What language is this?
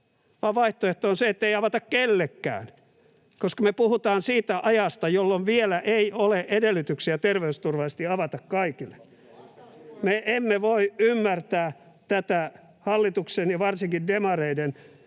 Finnish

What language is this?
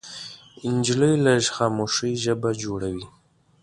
Pashto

